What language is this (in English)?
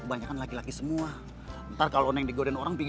Indonesian